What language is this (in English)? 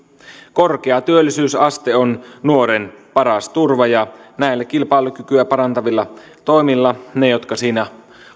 Finnish